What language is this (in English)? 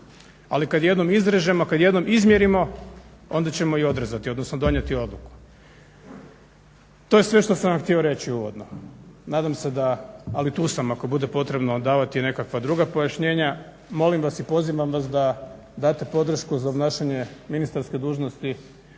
Croatian